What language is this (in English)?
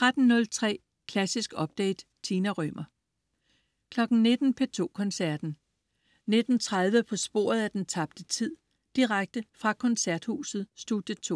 Danish